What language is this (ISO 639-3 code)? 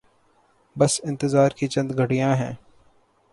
urd